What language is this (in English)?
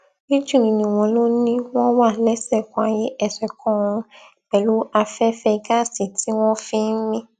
Yoruba